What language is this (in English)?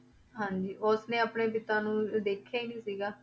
Punjabi